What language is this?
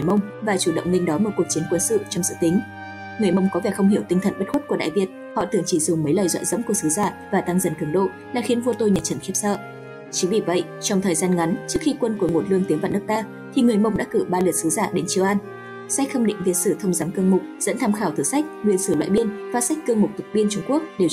Vietnamese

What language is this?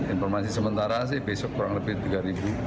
Indonesian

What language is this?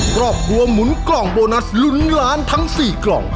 Thai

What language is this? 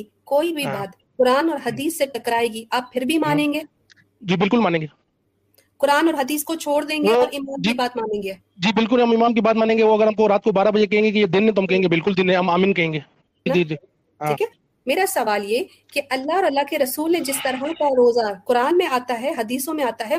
Urdu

